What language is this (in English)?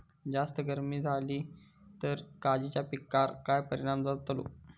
Marathi